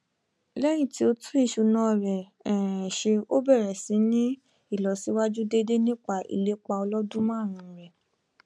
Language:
Yoruba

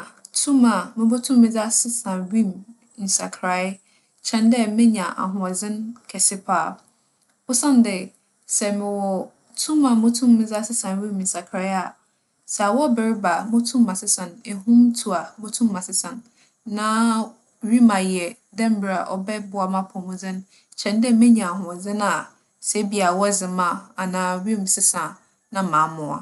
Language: Akan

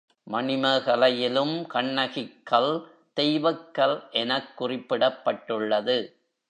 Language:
Tamil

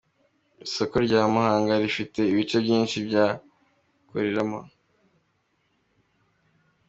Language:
Kinyarwanda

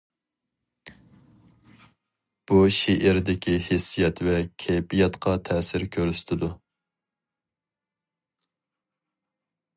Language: Uyghur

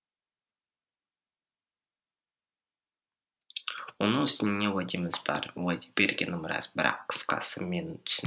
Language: Kazakh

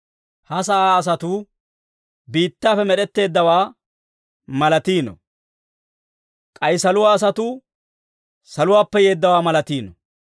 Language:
Dawro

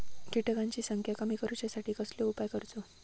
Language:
Marathi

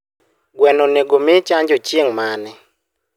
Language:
Luo (Kenya and Tanzania)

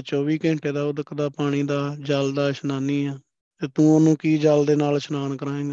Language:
Punjabi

